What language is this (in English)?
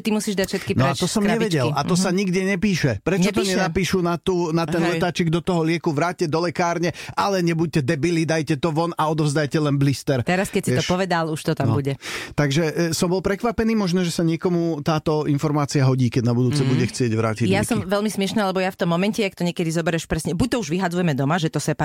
Slovak